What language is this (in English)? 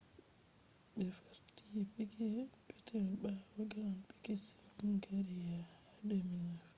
Fula